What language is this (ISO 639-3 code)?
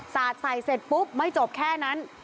tha